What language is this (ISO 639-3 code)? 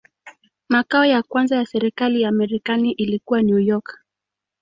swa